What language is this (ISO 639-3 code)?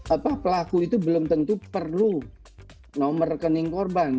ind